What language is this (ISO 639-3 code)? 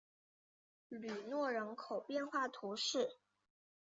zho